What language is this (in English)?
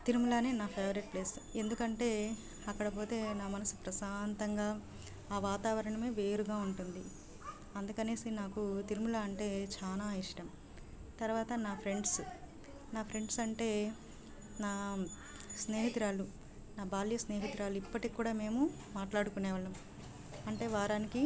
Telugu